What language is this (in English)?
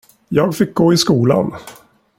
Swedish